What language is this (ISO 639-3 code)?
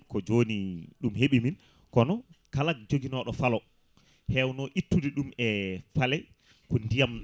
ful